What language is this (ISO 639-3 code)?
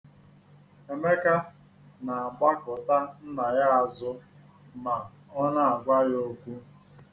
ibo